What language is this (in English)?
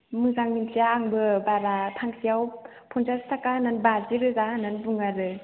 Bodo